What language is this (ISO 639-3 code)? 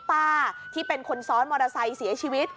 tha